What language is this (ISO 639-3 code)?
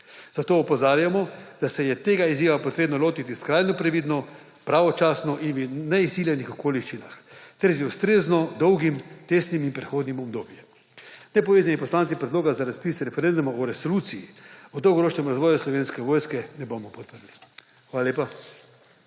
slv